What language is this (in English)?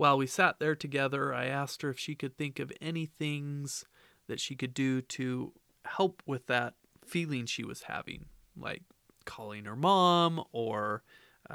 English